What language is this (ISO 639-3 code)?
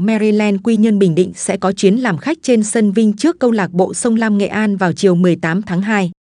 vie